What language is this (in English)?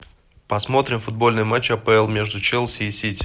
Russian